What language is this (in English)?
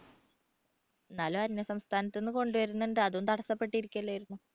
Malayalam